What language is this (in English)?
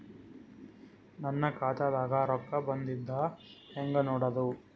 Kannada